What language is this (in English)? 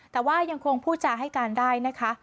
Thai